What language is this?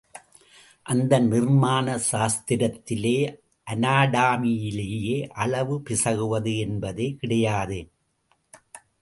Tamil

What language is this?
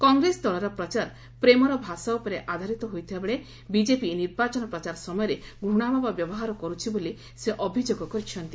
Odia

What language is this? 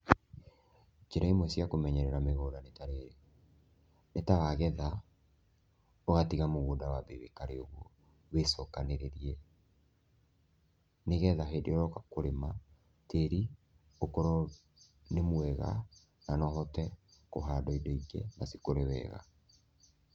Kikuyu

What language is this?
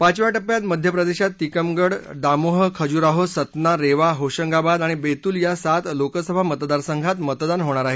Marathi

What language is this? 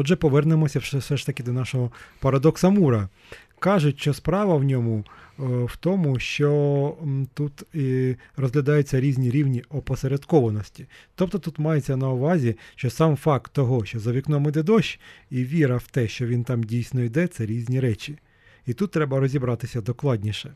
Ukrainian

